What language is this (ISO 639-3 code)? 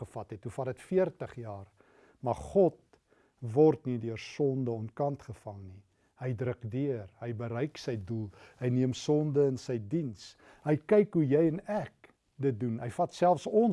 nld